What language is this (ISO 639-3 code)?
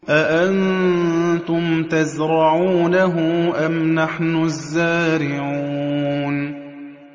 ara